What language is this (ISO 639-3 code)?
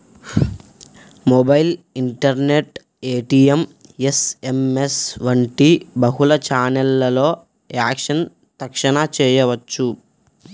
tel